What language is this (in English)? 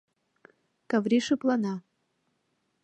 Mari